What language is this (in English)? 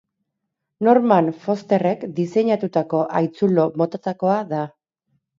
Basque